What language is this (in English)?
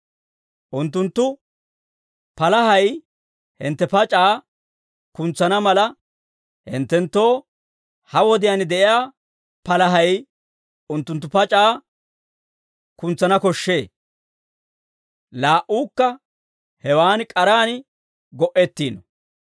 Dawro